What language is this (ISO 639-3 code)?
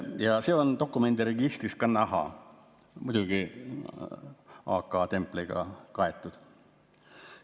est